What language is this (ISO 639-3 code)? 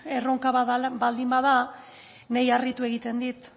eus